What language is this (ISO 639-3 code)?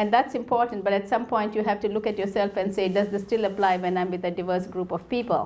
eng